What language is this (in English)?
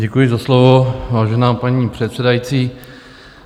Czech